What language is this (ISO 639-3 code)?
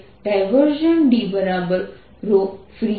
guj